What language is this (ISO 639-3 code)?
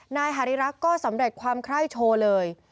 tha